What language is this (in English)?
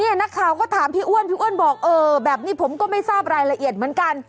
Thai